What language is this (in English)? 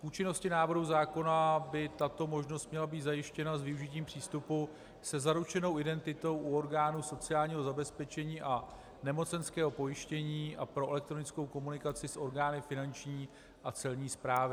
Czech